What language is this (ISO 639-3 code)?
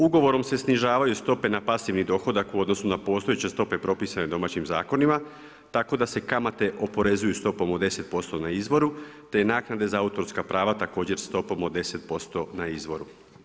hrv